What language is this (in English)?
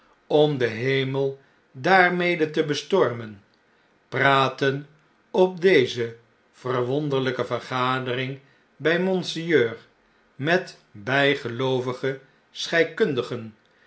Dutch